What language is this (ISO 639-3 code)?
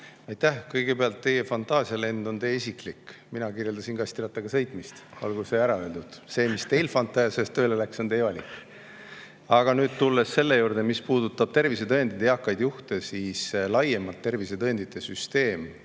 est